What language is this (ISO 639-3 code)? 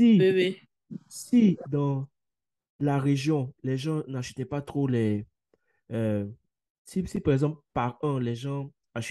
fra